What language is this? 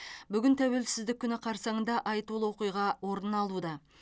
Kazakh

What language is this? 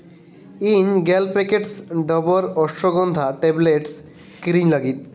Santali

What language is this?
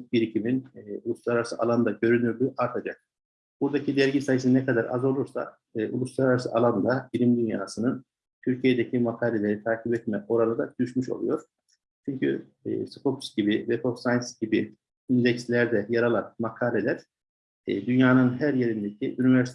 Turkish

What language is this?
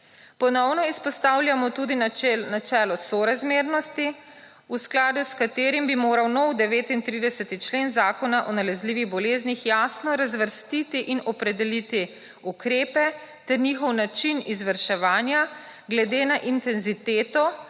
Slovenian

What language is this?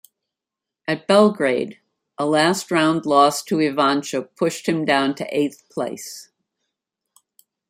English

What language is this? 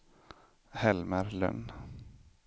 Swedish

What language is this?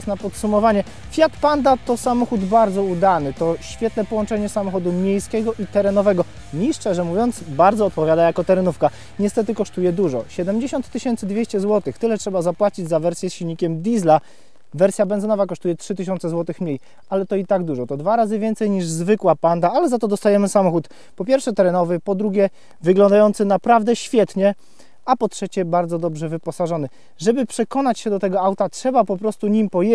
Polish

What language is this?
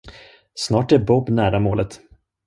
Swedish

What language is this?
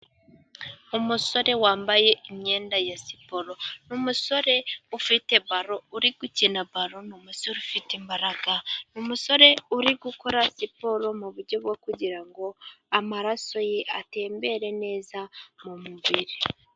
Kinyarwanda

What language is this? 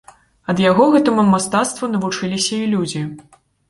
Belarusian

